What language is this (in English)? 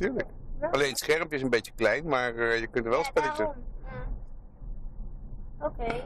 Dutch